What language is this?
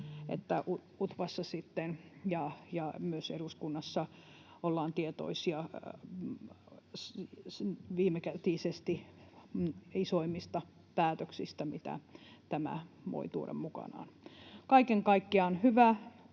Finnish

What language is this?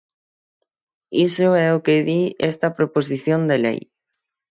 Galician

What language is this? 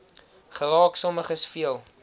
Afrikaans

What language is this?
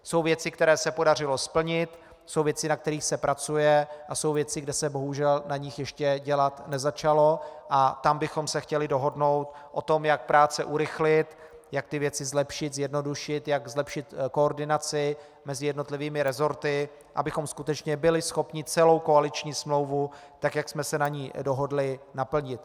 Czech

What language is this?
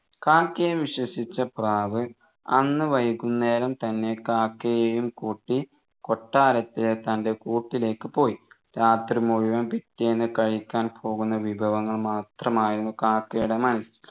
Malayalam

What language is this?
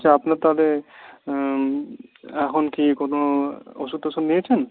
Bangla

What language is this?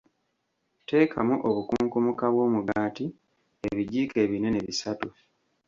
Ganda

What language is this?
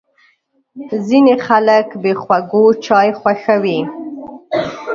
Pashto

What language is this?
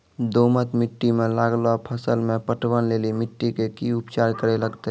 Maithili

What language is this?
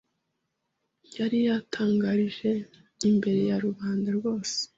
Kinyarwanda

